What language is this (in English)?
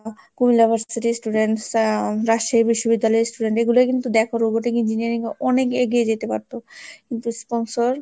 Bangla